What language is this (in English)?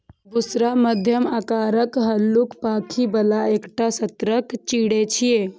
Maithili